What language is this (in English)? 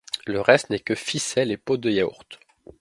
French